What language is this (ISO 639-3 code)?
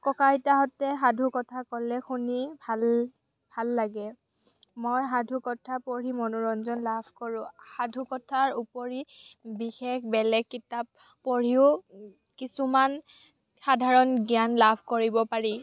asm